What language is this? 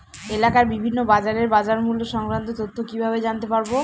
Bangla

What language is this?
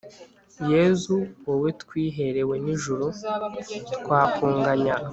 Kinyarwanda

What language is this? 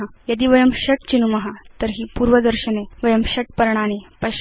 Sanskrit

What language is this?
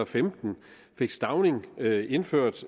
Danish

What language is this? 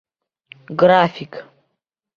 Bashkir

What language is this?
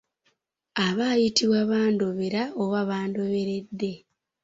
Ganda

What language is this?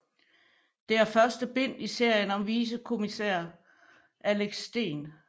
Danish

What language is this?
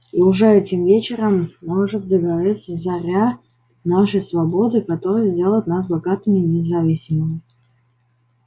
Russian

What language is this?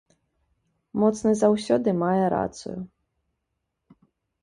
Belarusian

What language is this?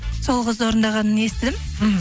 Kazakh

